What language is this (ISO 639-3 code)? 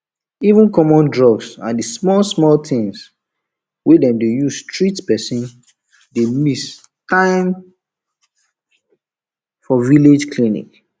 pcm